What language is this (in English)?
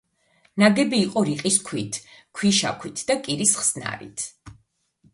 Georgian